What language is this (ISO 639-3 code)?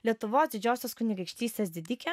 lit